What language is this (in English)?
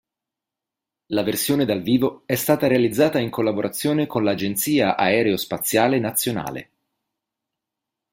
Italian